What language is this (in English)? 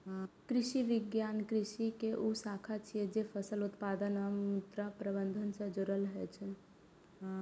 Maithili